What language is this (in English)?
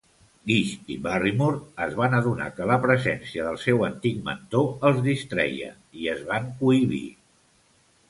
Catalan